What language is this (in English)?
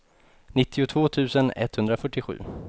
Swedish